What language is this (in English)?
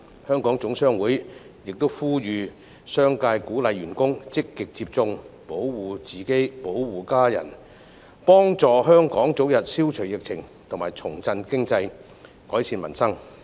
Cantonese